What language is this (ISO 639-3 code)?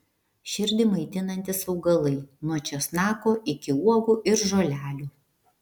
lit